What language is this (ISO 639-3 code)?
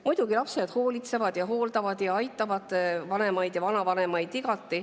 est